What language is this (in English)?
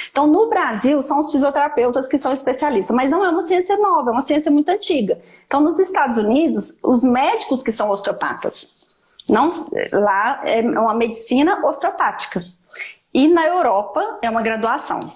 Portuguese